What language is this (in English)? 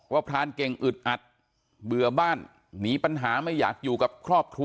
Thai